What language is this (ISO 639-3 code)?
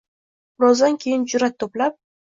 uzb